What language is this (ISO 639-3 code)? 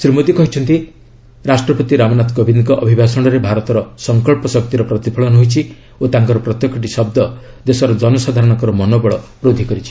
ori